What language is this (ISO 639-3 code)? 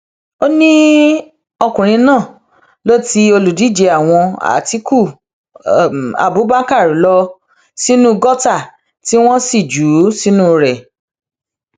yor